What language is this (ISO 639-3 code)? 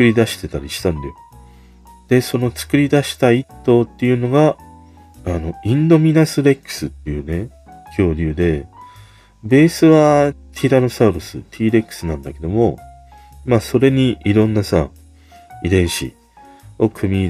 jpn